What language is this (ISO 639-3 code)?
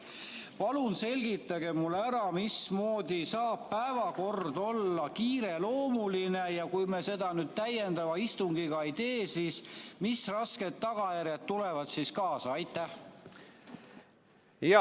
est